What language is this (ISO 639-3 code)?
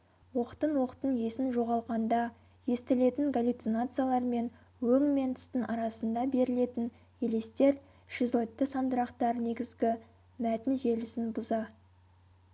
kaz